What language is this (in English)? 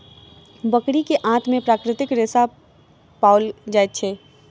Maithili